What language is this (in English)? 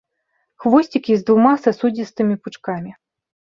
Belarusian